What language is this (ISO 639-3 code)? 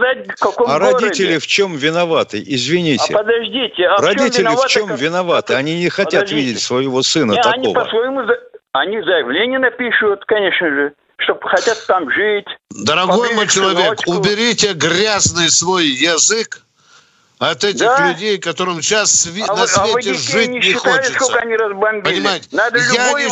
rus